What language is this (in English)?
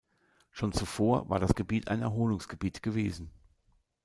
German